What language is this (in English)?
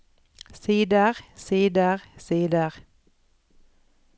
Norwegian